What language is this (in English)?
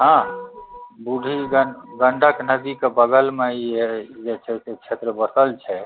Maithili